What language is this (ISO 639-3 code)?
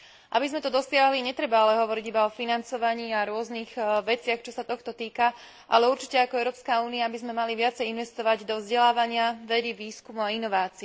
slk